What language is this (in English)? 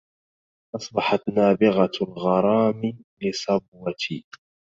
Arabic